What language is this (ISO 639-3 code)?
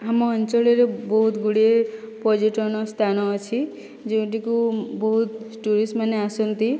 ori